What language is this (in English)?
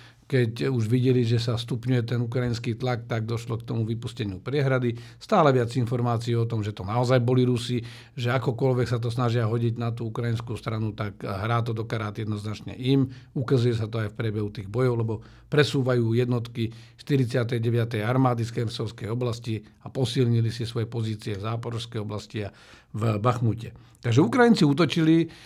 Slovak